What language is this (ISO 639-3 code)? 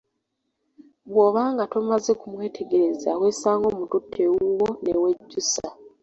lug